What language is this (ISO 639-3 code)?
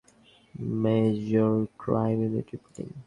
ben